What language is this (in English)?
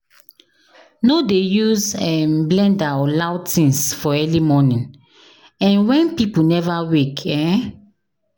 Nigerian Pidgin